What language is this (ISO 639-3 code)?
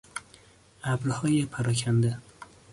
fas